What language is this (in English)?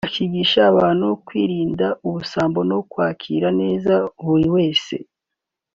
Kinyarwanda